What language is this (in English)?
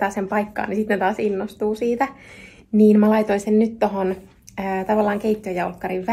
Finnish